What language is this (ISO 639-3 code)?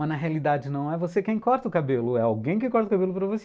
por